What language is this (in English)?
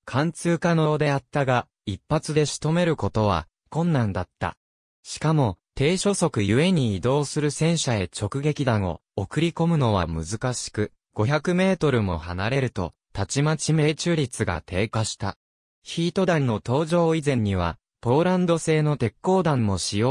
Japanese